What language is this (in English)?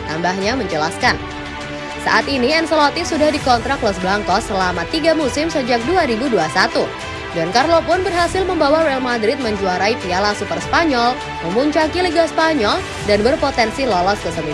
Indonesian